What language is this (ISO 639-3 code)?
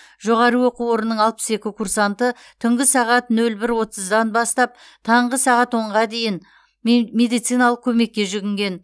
kaz